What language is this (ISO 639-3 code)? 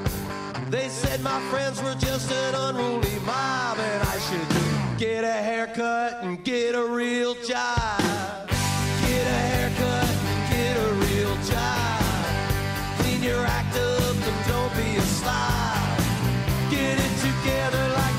fra